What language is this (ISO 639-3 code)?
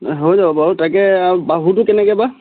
asm